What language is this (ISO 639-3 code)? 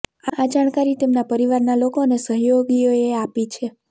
guj